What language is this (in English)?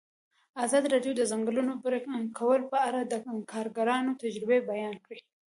Pashto